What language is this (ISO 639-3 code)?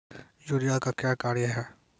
mai